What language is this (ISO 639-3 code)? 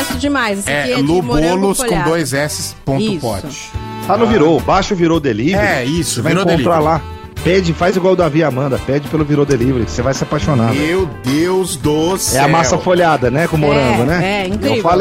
por